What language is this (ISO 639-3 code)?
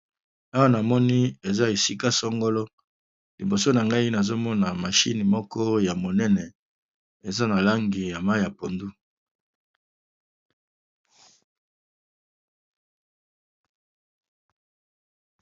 lin